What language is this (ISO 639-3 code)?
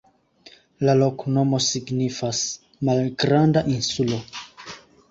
epo